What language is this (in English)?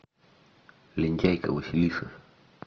Russian